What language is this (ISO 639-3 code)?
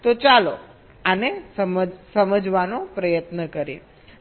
guj